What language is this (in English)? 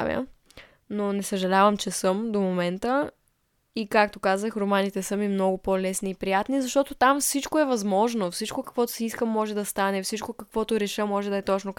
Bulgarian